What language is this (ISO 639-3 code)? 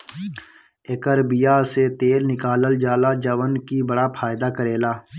bho